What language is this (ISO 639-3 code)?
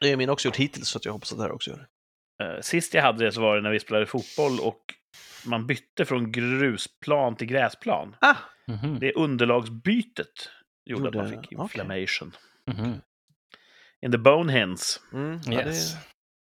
swe